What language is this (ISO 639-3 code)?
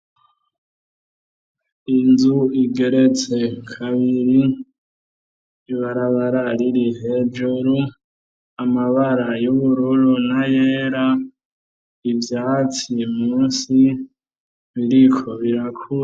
run